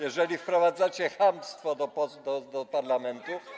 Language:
Polish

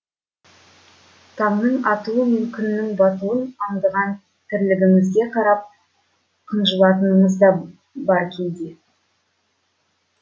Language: Kazakh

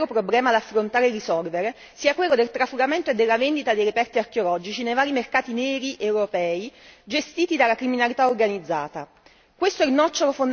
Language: Italian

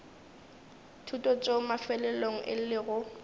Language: Northern Sotho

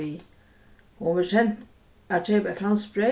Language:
Faroese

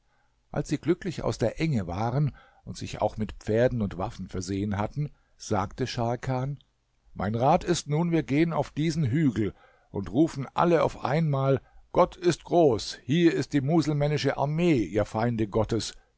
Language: German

